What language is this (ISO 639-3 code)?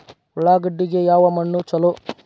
kan